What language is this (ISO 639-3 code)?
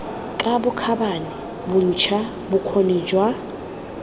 tsn